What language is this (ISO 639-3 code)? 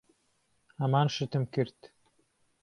ckb